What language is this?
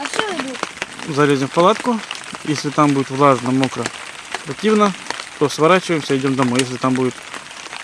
Russian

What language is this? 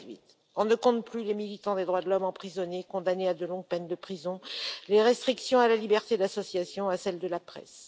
French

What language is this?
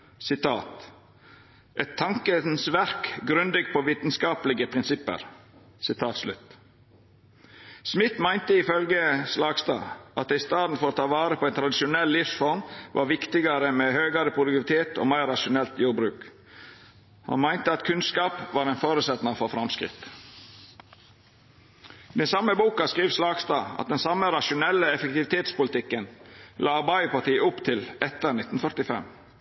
Norwegian Nynorsk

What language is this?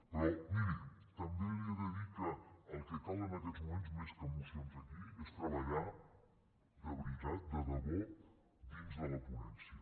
Catalan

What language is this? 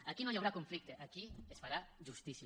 Catalan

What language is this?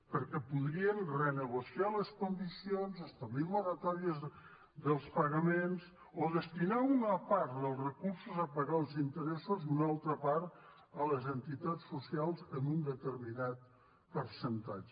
Catalan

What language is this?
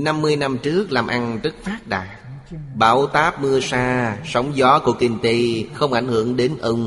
Vietnamese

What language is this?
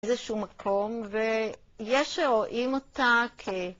Hebrew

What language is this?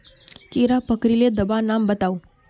Magahi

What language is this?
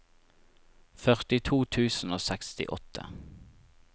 Norwegian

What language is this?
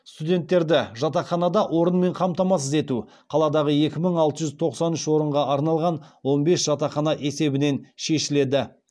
Kazakh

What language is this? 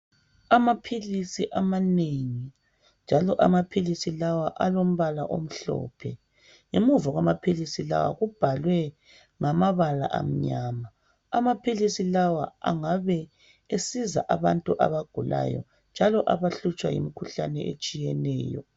North Ndebele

